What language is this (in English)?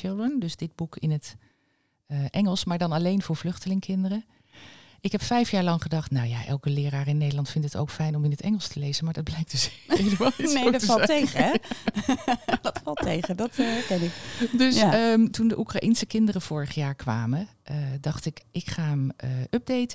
Dutch